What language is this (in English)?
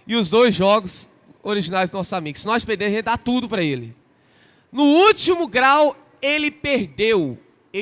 Portuguese